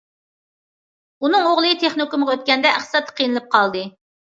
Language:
Uyghur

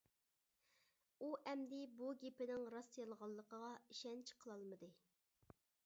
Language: Uyghur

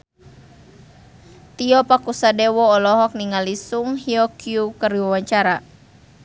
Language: Sundanese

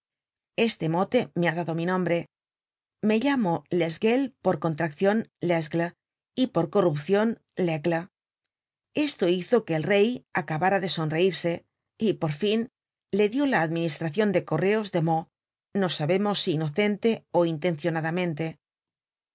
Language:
Spanish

